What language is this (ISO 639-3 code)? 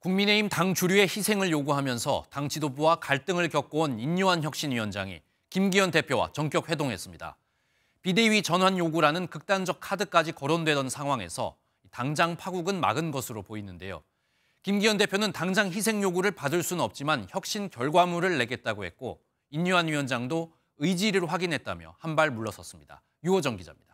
kor